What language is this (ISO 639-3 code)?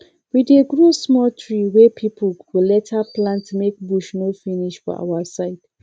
pcm